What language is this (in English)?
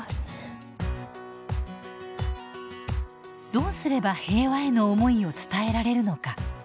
Japanese